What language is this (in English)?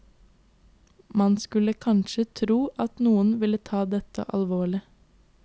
Norwegian